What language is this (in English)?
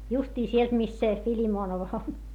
Finnish